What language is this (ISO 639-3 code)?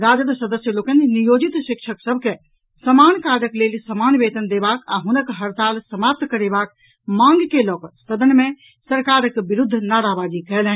mai